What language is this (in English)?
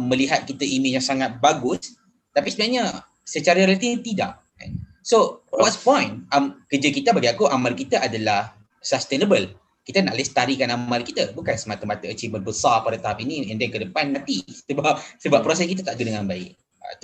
Malay